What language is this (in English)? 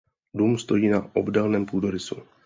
Czech